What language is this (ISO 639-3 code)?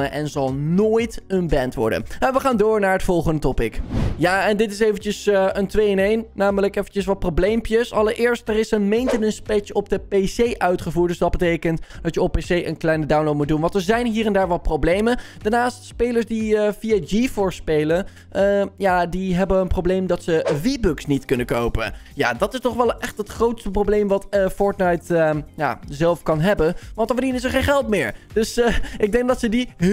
nld